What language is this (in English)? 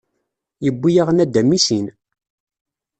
Kabyle